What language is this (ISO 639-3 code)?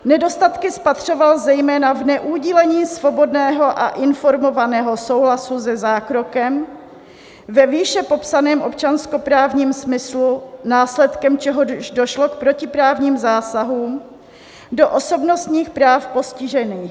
ces